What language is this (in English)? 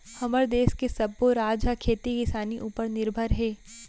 Chhattisgarhi